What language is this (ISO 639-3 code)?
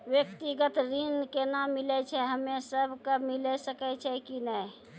mai